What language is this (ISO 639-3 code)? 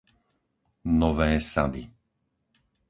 slk